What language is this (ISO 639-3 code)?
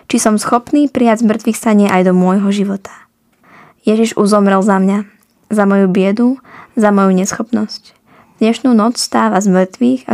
slk